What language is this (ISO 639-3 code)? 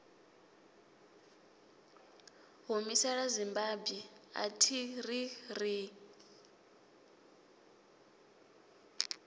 ven